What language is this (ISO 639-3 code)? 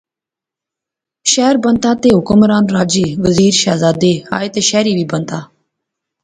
phr